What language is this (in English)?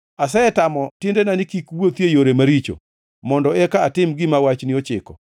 Luo (Kenya and Tanzania)